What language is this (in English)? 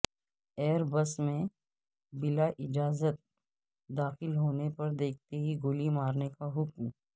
Urdu